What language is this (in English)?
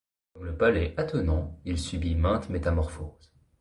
French